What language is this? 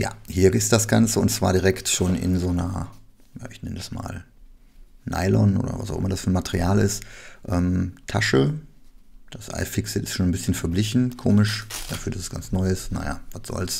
German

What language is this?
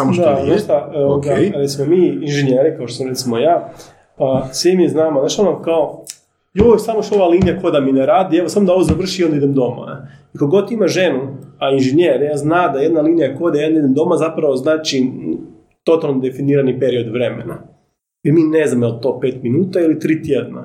Croatian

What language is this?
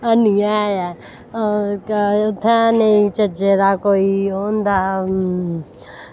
Dogri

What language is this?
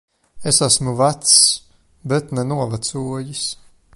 Latvian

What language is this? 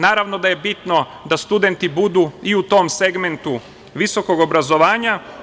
Serbian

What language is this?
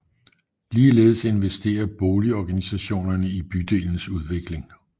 Danish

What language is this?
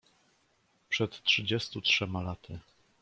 Polish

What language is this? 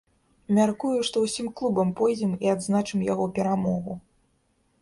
Belarusian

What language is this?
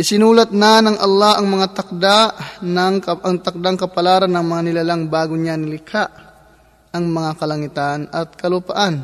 Filipino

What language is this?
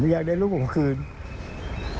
Thai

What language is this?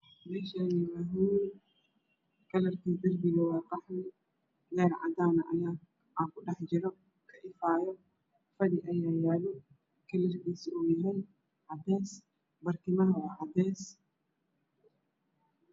Somali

